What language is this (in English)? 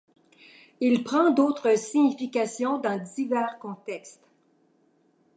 French